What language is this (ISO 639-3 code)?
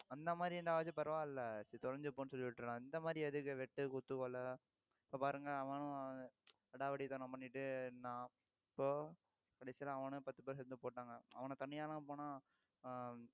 tam